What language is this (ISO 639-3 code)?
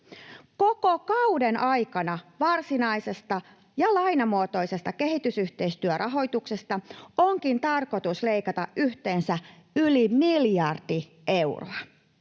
fin